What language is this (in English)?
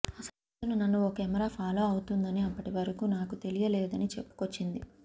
Telugu